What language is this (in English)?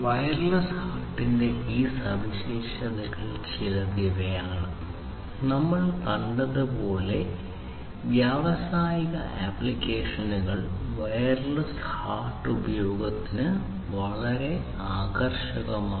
Malayalam